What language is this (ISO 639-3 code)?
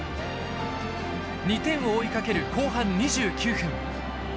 jpn